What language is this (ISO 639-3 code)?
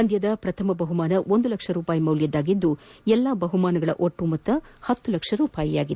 kan